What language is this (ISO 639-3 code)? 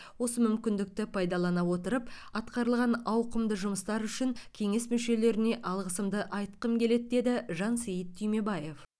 kaz